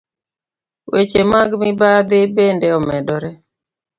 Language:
Luo (Kenya and Tanzania)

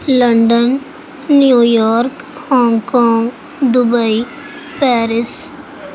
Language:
Urdu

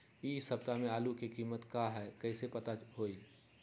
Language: Magahi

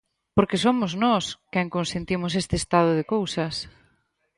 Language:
Galician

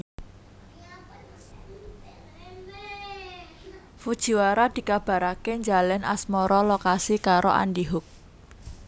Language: Javanese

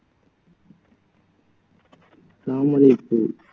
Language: Tamil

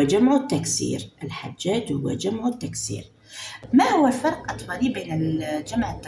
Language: Arabic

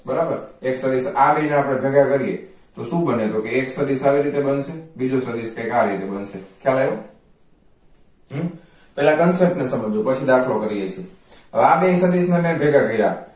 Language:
Gujarati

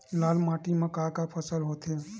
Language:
Chhattisgarhi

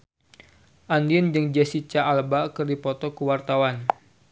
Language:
Sundanese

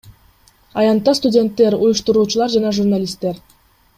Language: Kyrgyz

